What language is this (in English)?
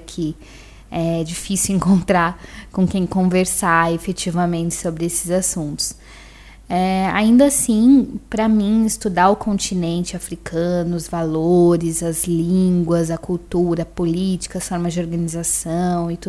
Portuguese